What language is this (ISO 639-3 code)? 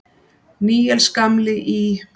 isl